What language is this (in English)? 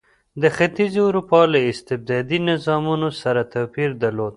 Pashto